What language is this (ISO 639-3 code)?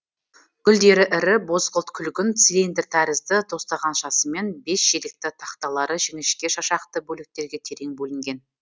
kaz